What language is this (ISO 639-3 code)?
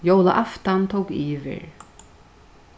fao